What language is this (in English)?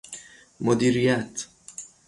Persian